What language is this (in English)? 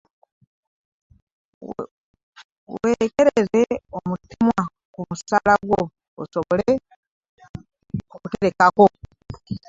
Ganda